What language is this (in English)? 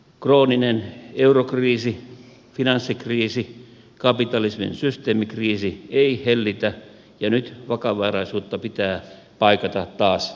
Finnish